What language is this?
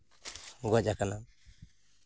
Santali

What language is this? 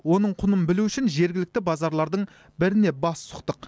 Kazakh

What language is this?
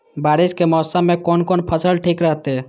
Maithili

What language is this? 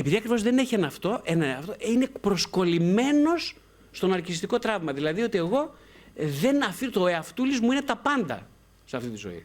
Greek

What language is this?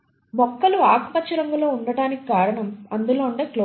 Telugu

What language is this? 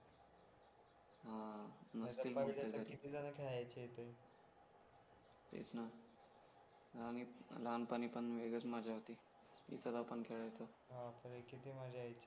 Marathi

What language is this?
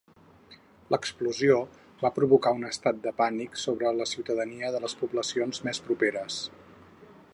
Catalan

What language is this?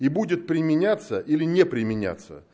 Russian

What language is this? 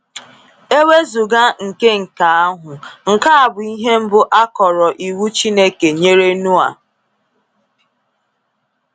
Igbo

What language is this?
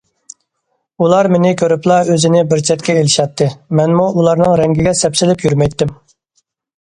Uyghur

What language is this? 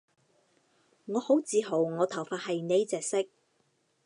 Cantonese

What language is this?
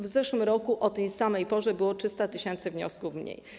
Polish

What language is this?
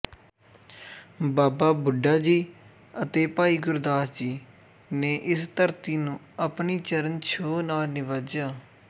Punjabi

